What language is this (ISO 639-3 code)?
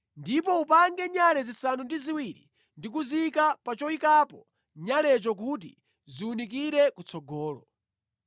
nya